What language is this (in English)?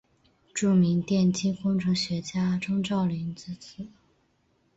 Chinese